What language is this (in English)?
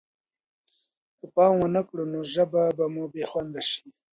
Pashto